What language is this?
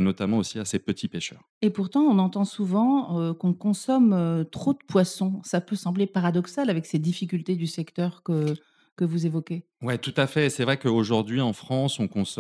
French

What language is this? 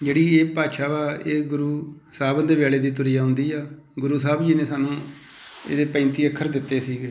Punjabi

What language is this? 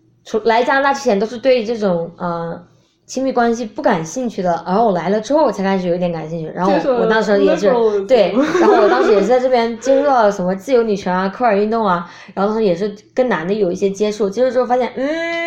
Chinese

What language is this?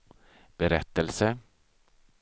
Swedish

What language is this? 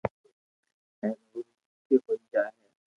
Loarki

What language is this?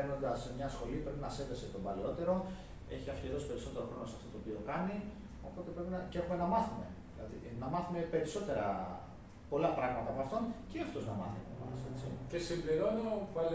Greek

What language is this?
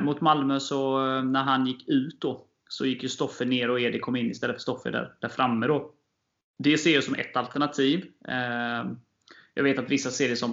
Swedish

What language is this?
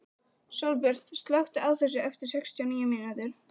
Icelandic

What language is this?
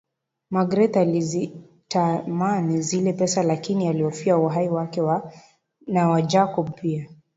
Swahili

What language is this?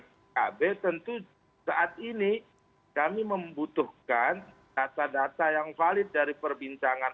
Indonesian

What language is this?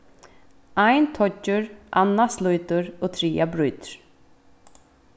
Faroese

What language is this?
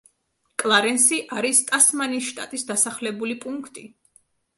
Georgian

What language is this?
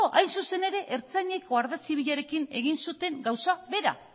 Basque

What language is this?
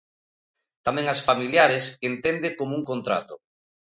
Galician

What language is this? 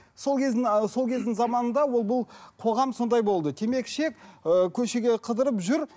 Kazakh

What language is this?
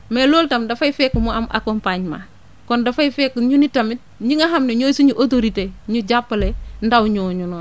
Wolof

